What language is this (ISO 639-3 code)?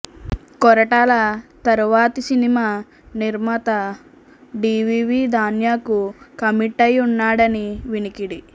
tel